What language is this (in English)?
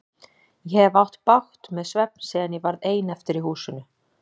Icelandic